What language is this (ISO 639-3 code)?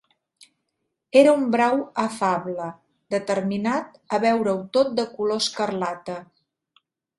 cat